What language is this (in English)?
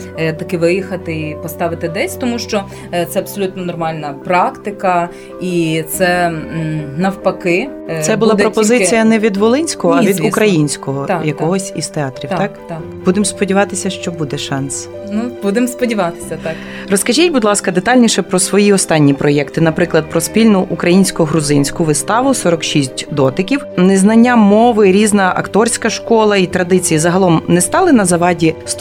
Ukrainian